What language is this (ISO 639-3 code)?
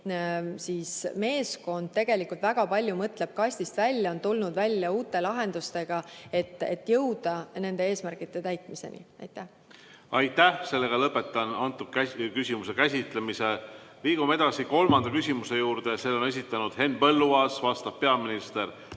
est